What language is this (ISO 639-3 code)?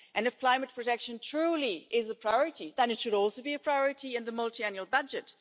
eng